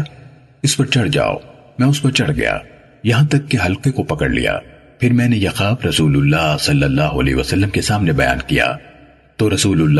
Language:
Urdu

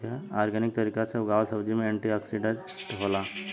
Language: Bhojpuri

